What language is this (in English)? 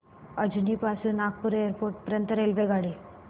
Marathi